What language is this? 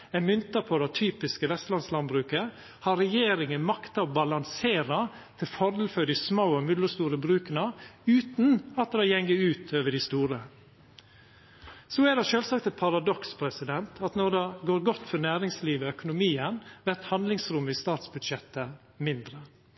Norwegian Nynorsk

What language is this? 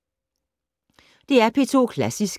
Danish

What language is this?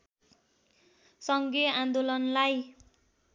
Nepali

